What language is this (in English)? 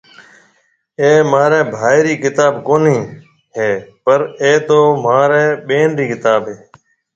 Marwari (Pakistan)